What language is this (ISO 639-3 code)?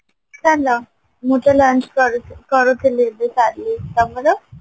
ori